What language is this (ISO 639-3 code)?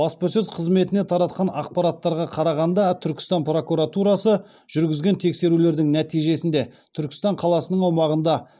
kaz